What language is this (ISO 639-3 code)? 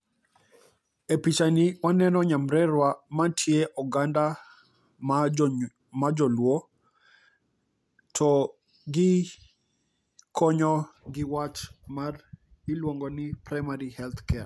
luo